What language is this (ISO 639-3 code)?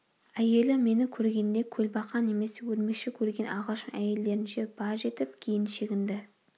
kaz